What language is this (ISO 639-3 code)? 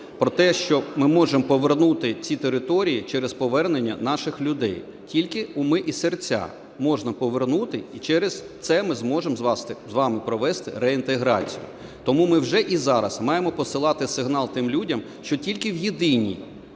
ukr